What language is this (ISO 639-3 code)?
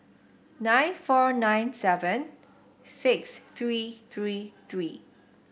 eng